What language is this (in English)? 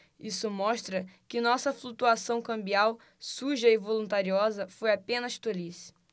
Portuguese